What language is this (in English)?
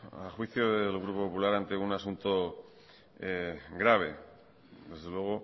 Spanish